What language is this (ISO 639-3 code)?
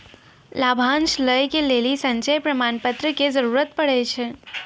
mai